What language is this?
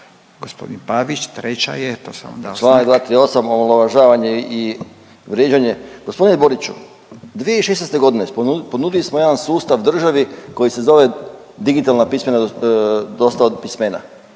Croatian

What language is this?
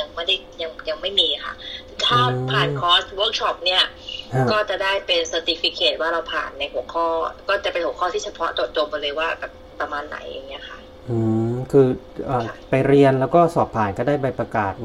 Thai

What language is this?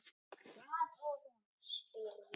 Icelandic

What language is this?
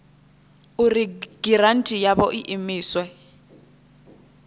Venda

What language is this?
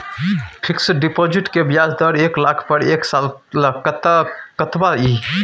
Maithili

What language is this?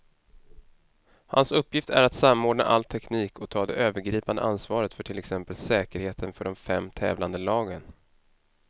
Swedish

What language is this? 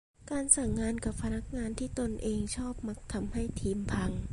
Thai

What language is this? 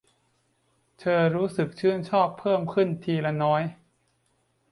Thai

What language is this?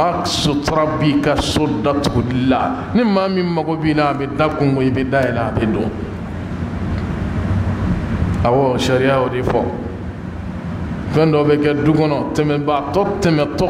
Arabic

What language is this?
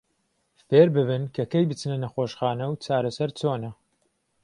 Central Kurdish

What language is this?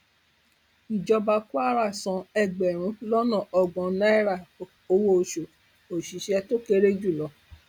Yoruba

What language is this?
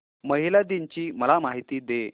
Marathi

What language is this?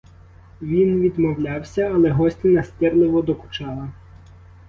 Ukrainian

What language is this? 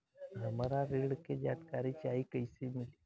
Bhojpuri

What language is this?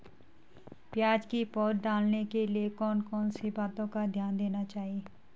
Hindi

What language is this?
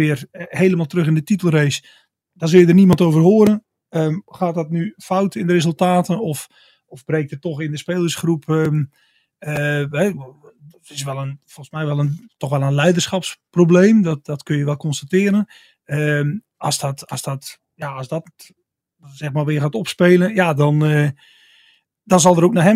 Dutch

